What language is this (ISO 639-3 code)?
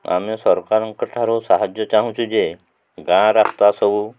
ori